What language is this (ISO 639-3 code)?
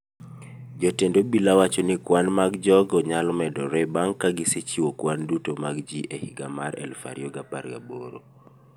luo